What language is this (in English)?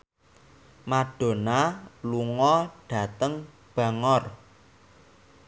Javanese